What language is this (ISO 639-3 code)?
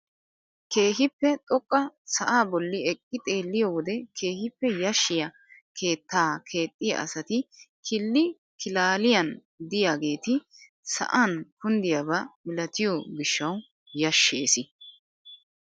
wal